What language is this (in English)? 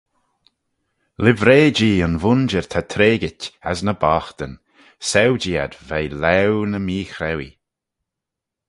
Manx